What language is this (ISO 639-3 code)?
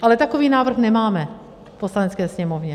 ces